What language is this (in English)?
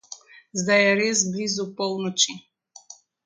Slovenian